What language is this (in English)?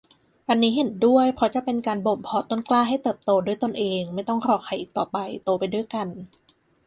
Thai